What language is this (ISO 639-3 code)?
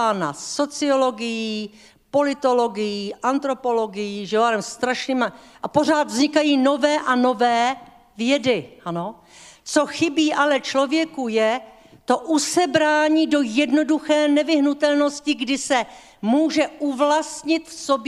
ces